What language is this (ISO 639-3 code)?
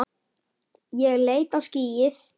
isl